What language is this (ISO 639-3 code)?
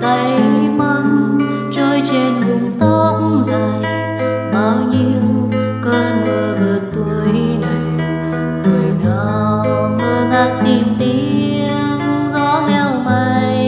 vie